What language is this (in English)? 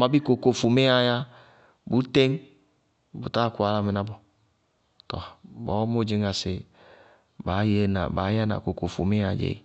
Bago-Kusuntu